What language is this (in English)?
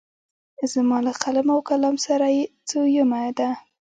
Pashto